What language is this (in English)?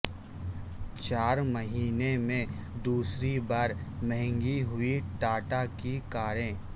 Urdu